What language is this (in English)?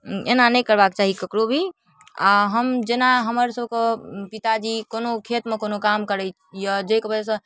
Maithili